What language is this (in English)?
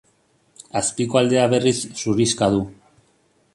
Basque